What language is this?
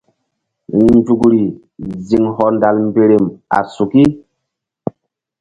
Mbum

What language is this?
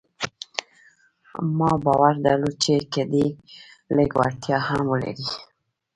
Pashto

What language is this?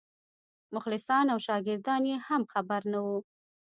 Pashto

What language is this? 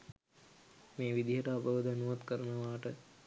Sinhala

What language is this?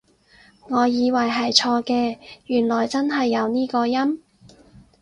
Cantonese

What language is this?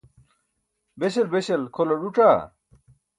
Burushaski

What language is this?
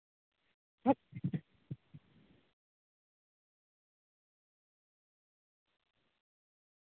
Santali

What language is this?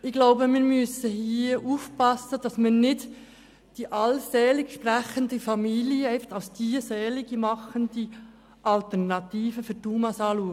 Swiss German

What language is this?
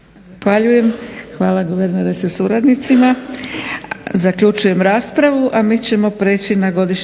Croatian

